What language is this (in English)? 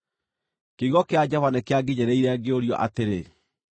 Kikuyu